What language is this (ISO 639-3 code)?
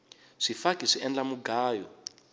tso